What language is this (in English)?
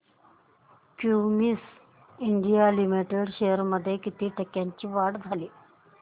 Marathi